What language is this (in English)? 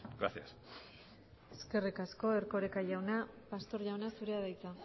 Basque